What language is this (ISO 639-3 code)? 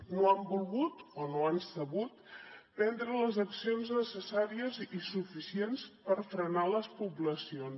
cat